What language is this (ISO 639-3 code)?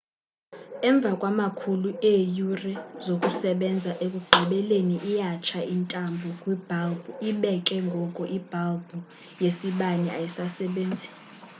xho